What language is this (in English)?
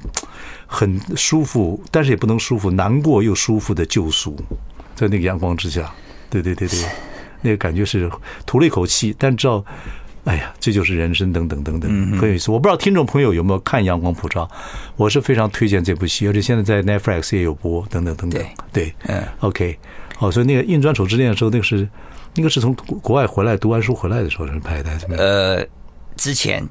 Chinese